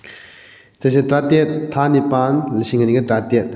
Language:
Manipuri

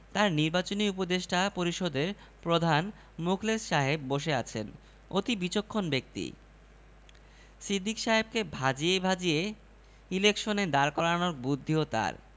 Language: Bangla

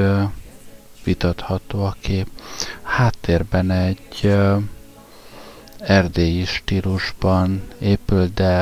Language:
Hungarian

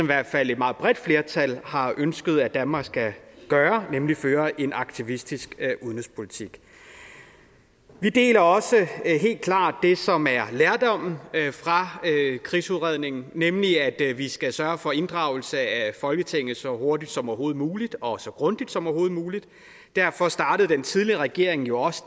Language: Danish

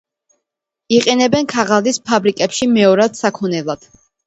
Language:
Georgian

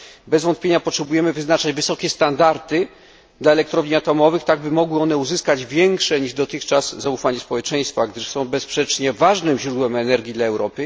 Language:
Polish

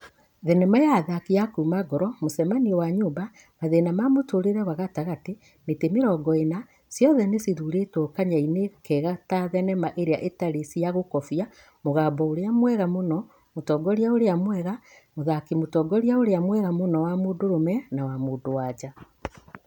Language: Kikuyu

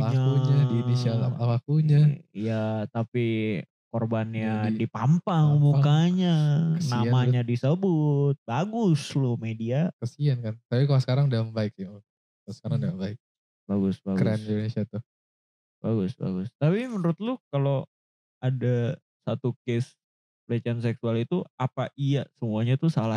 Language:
Indonesian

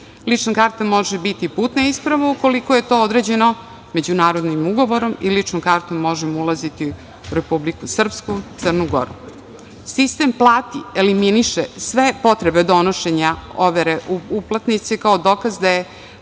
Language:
Serbian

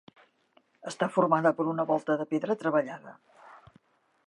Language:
Catalan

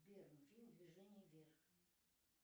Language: Russian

